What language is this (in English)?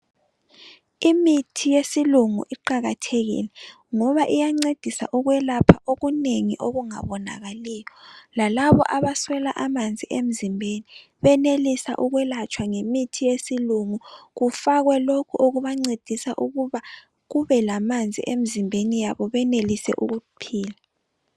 North Ndebele